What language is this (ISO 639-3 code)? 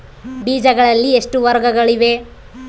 kan